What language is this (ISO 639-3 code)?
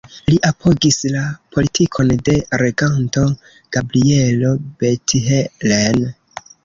epo